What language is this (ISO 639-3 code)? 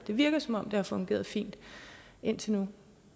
dan